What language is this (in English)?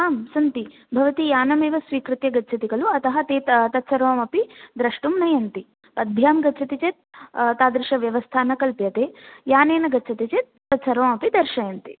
Sanskrit